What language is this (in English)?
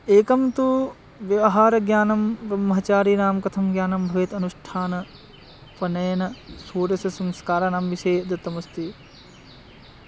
Sanskrit